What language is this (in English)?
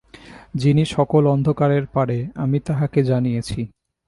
Bangla